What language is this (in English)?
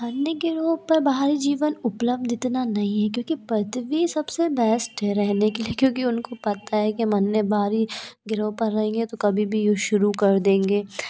Hindi